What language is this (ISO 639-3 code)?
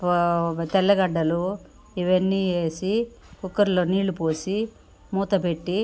tel